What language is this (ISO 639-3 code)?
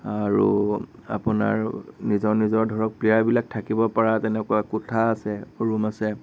asm